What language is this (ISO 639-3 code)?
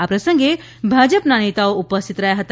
guj